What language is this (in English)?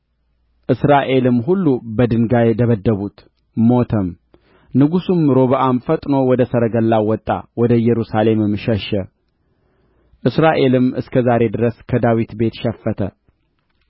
Amharic